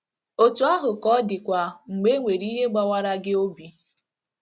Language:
Igbo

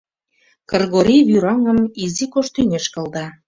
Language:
Mari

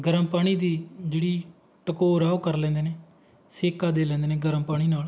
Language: Punjabi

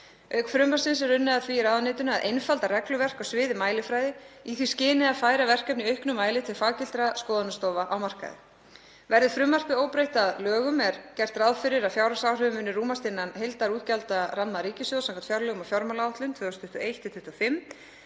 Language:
Icelandic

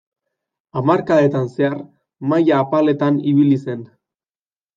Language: Basque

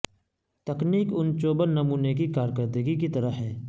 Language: Urdu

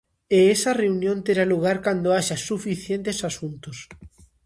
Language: Galician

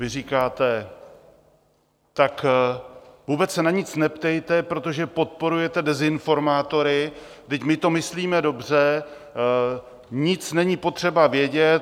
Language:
Czech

